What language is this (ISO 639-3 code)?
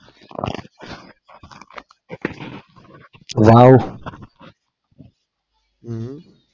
guj